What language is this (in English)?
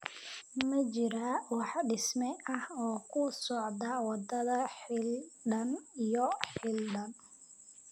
Somali